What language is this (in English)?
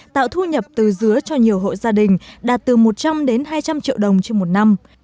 Vietnamese